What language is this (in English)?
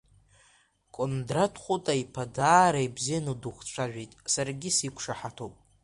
Abkhazian